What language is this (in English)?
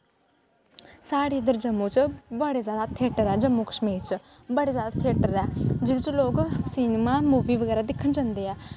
Dogri